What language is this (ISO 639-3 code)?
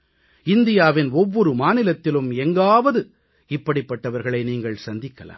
tam